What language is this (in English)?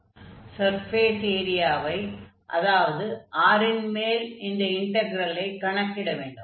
Tamil